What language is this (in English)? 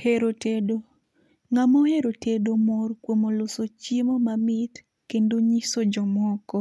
Luo (Kenya and Tanzania)